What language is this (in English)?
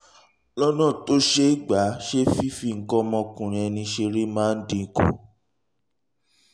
Yoruba